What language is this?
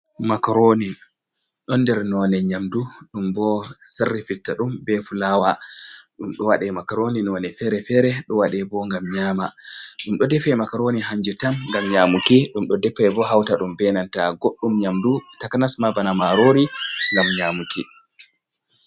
Fula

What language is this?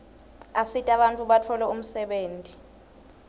Swati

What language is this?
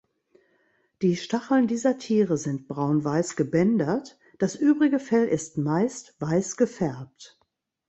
German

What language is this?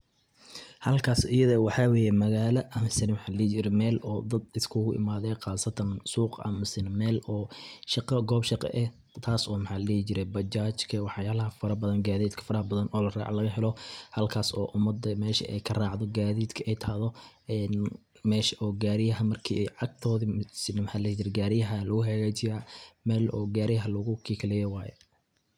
Somali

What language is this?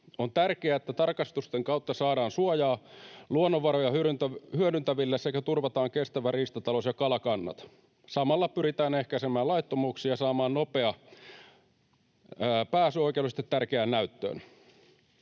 Finnish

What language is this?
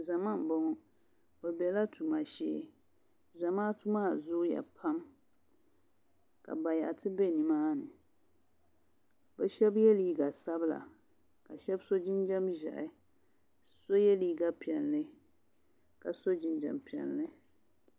Dagbani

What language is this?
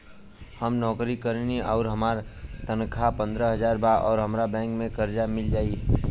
Bhojpuri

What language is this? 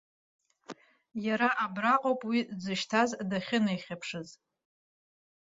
Abkhazian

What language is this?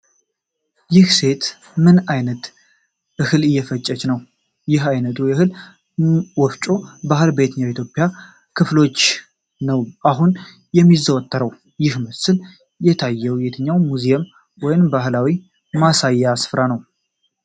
Amharic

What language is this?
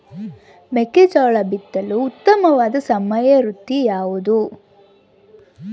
Kannada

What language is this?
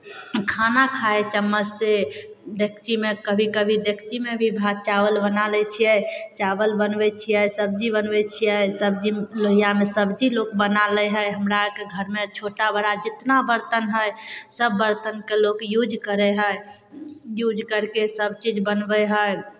Maithili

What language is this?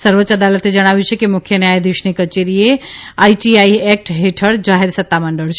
Gujarati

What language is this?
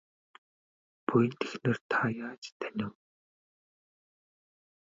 Mongolian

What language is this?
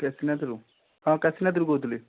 Odia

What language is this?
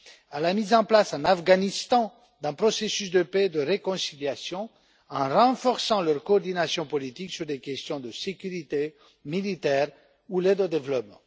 French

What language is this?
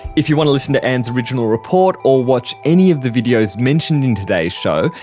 English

